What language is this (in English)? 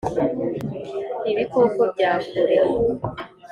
Kinyarwanda